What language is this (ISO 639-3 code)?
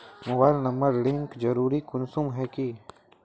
mag